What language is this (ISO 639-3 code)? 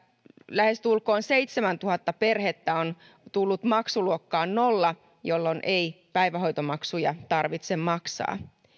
fin